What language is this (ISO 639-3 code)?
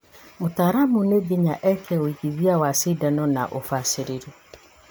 kik